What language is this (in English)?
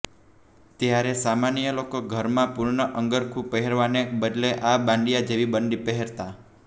Gujarati